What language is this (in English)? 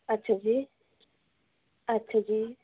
Punjabi